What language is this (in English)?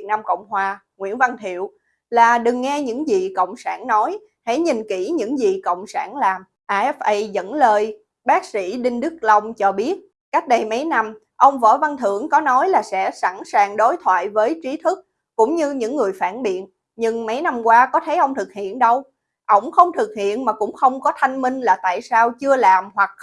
Vietnamese